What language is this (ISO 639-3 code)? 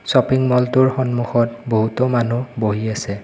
asm